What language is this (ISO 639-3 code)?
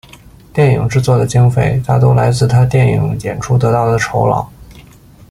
zho